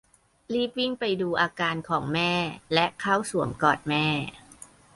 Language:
Thai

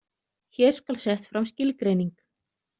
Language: Icelandic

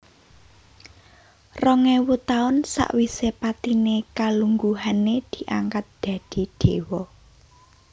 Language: Javanese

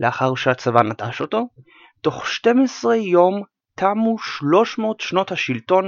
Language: Hebrew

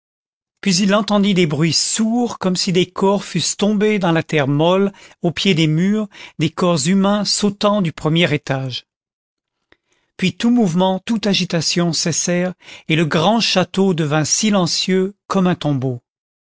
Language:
French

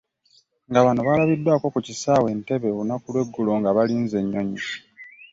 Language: Ganda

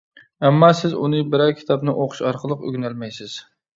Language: Uyghur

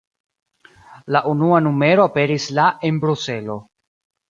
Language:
Esperanto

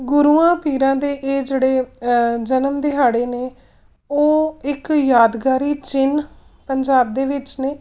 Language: Punjabi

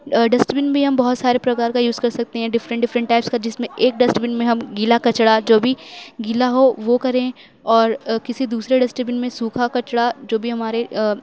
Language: Urdu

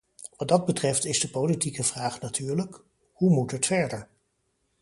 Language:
Dutch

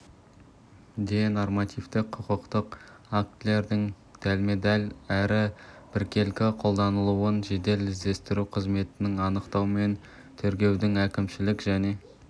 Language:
Kazakh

